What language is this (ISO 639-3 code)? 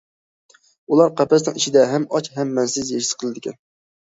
uig